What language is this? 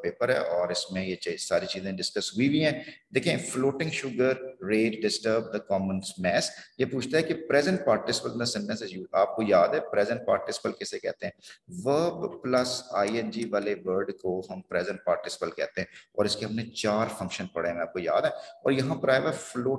Hindi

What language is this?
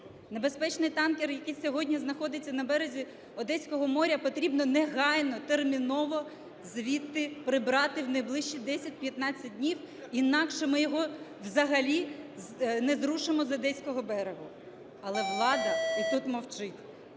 Ukrainian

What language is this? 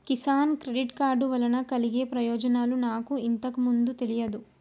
Telugu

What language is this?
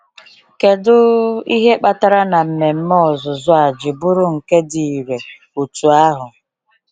Igbo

